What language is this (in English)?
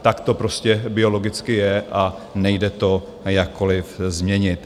Czech